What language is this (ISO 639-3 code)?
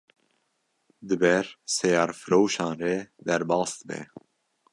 kur